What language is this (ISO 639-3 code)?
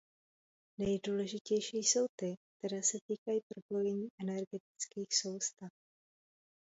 ces